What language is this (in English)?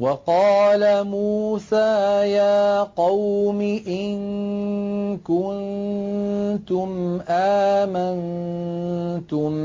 Arabic